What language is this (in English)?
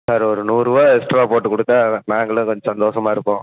Tamil